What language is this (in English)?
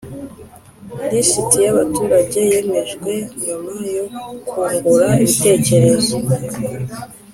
Kinyarwanda